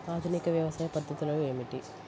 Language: Telugu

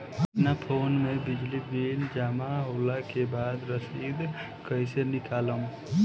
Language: Bhojpuri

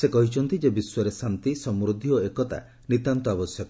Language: Odia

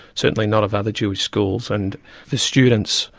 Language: English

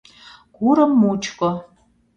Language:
Mari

